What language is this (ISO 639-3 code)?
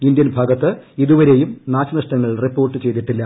mal